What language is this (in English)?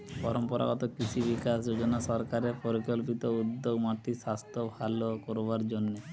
Bangla